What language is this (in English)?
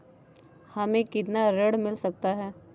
Hindi